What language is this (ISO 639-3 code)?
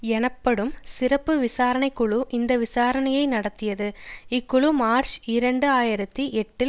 tam